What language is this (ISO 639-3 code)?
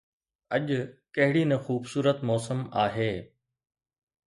snd